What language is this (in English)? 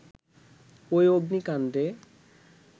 Bangla